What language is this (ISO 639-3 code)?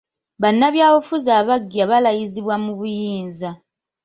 lug